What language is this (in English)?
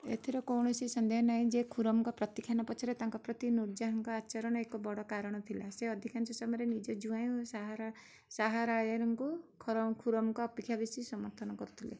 Odia